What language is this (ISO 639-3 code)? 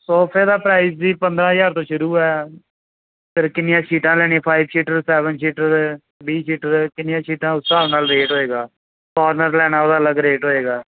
pan